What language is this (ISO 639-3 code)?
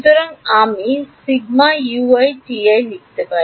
ben